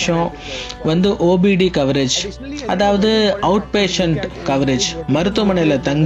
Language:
Tamil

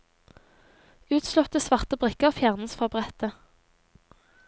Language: Norwegian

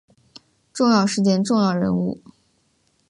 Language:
Chinese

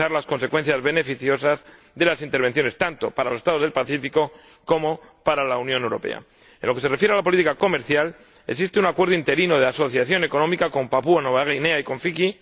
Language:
Spanish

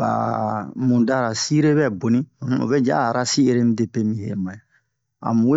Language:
Bomu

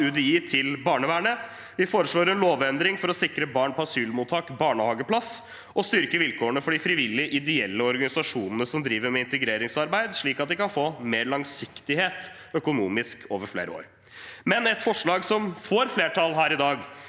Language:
Norwegian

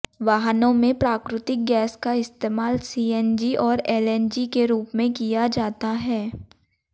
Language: Hindi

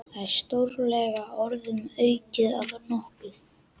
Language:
Icelandic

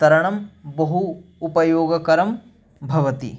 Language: Sanskrit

